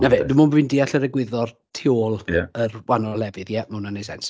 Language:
Welsh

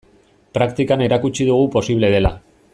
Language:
Basque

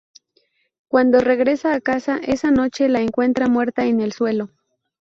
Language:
Spanish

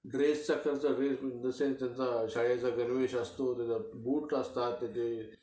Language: Marathi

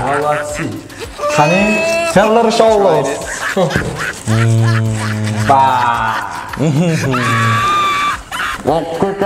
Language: Turkish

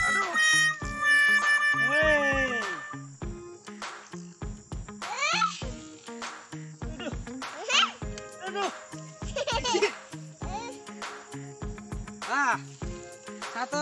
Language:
Indonesian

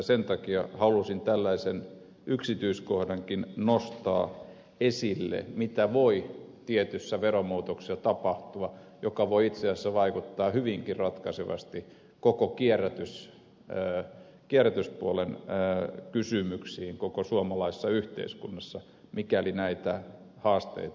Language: Finnish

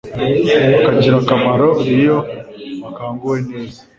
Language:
Kinyarwanda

